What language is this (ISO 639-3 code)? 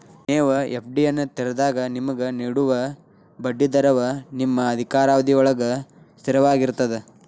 kan